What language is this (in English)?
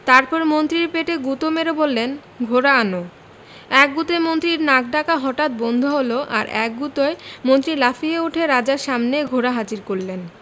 Bangla